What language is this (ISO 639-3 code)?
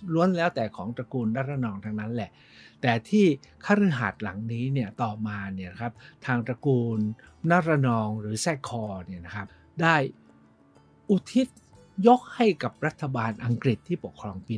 tha